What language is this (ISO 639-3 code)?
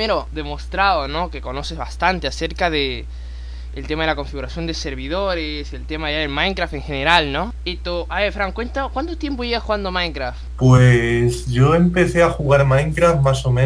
spa